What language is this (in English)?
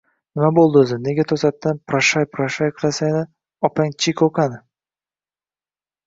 Uzbek